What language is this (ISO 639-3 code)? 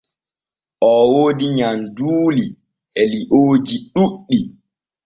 fue